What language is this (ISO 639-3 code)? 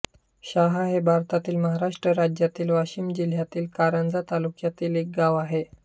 mar